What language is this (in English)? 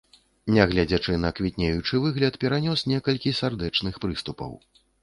Belarusian